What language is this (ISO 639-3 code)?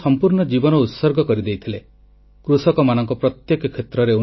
ori